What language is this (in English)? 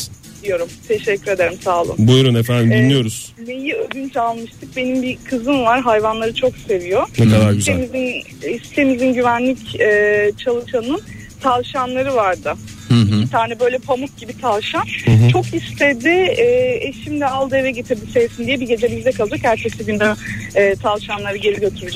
Turkish